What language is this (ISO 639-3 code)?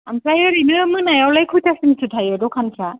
brx